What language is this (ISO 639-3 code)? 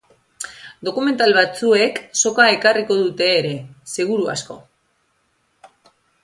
eus